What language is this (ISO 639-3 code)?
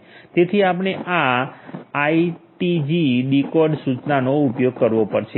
guj